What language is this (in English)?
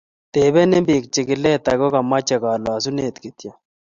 Kalenjin